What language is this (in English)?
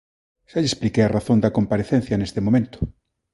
Galician